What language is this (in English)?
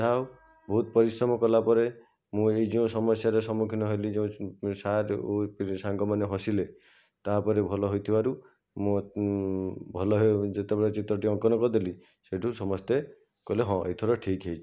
Odia